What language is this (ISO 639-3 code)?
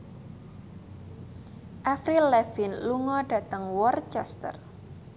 jav